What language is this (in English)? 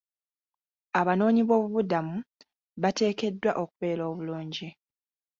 Ganda